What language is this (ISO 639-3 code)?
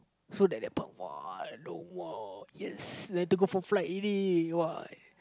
eng